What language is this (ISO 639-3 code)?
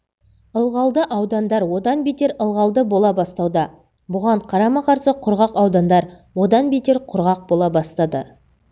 kaz